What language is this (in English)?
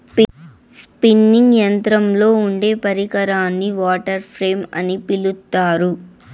Telugu